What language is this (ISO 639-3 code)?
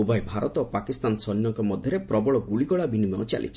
ori